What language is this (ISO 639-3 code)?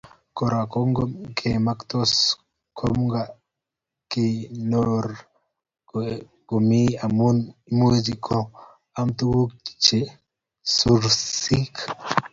kln